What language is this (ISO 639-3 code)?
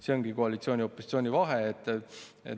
est